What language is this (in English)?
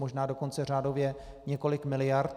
Czech